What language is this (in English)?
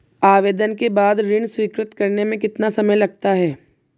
Hindi